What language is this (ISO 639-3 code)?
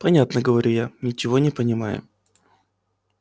rus